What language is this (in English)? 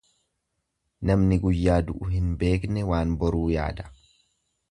Oromo